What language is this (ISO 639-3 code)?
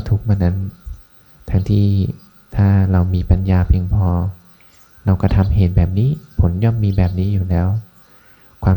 tha